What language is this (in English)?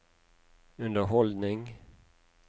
Norwegian